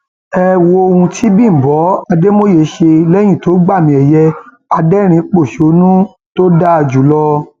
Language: Yoruba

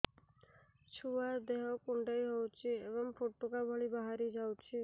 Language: Odia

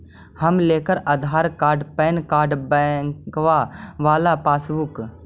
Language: Magahi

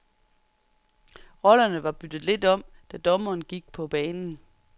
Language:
Danish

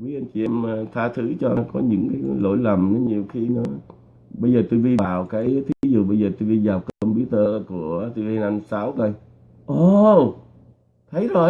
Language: Vietnamese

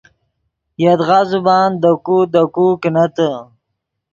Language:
Yidgha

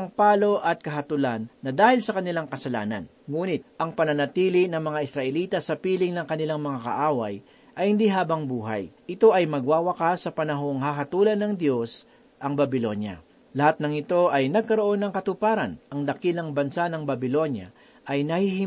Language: Filipino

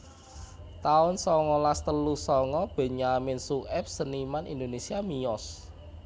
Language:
Javanese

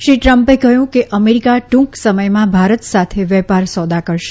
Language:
Gujarati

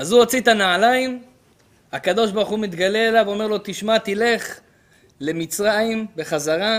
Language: Hebrew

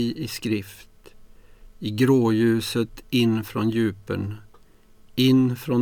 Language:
Swedish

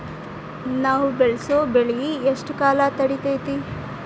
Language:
Kannada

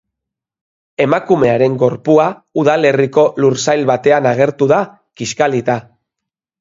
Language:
Basque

